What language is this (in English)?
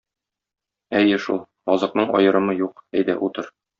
Tatar